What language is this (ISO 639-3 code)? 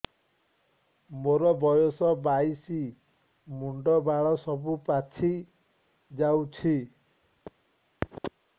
ori